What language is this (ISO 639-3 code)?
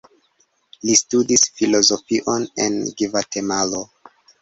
epo